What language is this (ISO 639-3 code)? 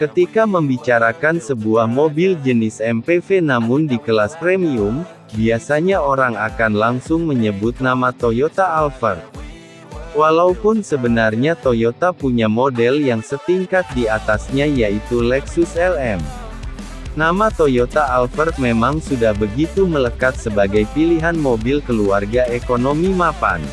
ind